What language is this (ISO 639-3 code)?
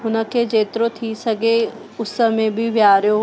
snd